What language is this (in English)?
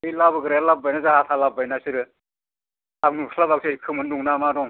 Bodo